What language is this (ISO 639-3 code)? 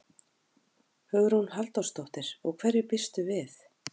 isl